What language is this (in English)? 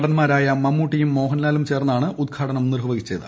Malayalam